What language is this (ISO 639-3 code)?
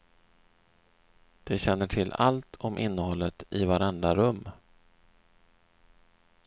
swe